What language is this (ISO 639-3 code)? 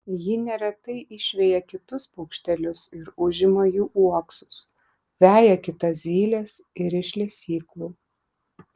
lit